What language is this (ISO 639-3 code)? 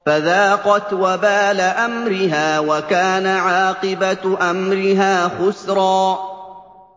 ara